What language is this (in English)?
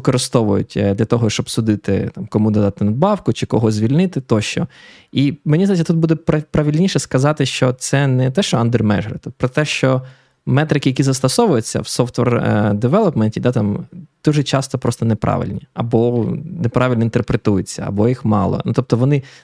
Ukrainian